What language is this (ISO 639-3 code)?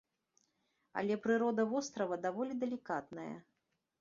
bel